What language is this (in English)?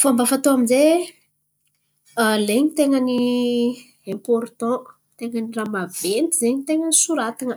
Antankarana Malagasy